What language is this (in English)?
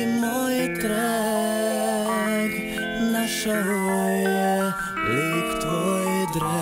Romanian